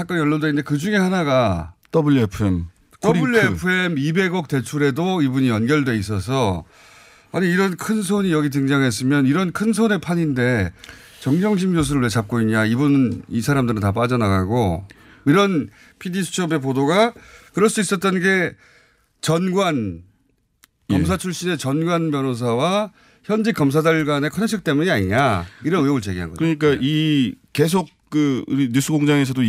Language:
Korean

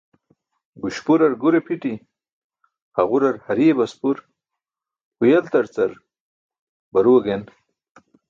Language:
Burushaski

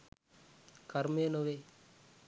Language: Sinhala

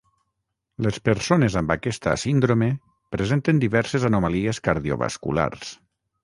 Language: Catalan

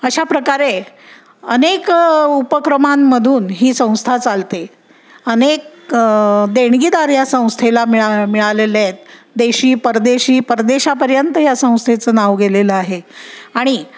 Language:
Marathi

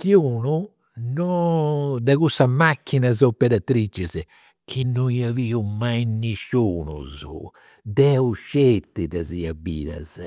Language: Campidanese Sardinian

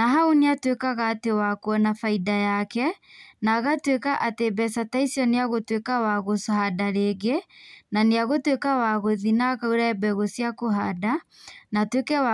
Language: Kikuyu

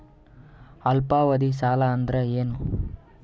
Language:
Kannada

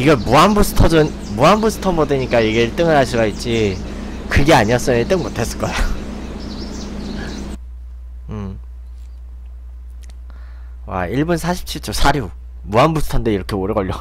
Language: Korean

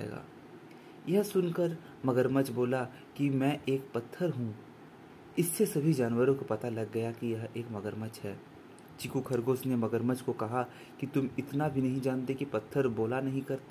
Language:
Hindi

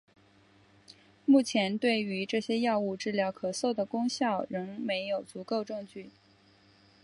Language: Chinese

